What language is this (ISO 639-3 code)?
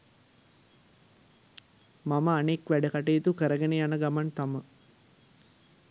sin